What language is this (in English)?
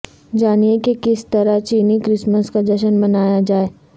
Urdu